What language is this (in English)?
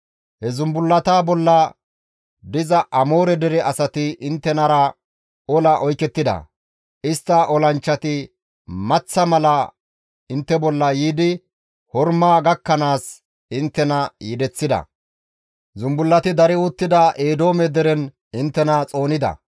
Gamo